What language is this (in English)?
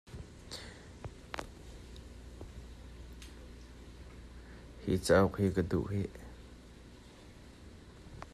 Hakha Chin